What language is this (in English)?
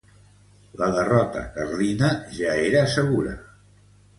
Catalan